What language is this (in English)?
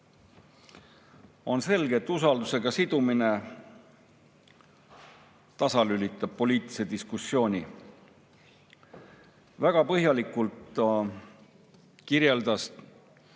Estonian